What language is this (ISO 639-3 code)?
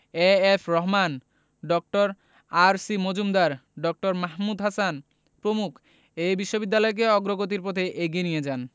ben